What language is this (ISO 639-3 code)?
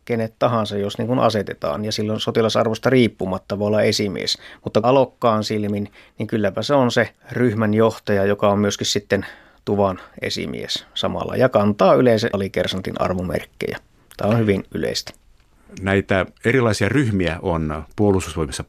fin